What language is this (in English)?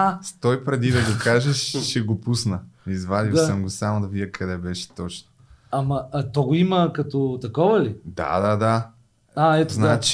Bulgarian